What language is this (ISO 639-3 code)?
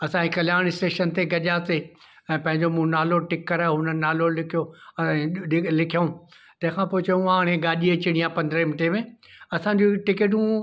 snd